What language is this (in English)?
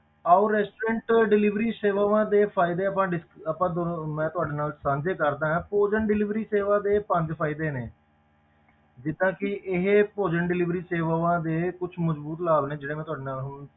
Punjabi